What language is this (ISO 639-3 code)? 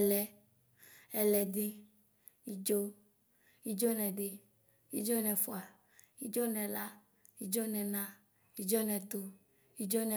kpo